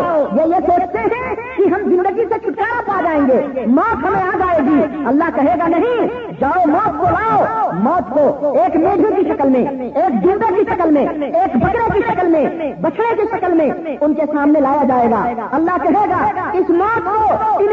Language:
Urdu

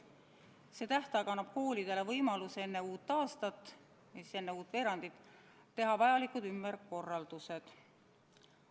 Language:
Estonian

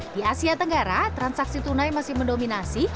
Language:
Indonesian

